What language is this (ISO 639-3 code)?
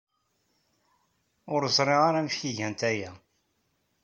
kab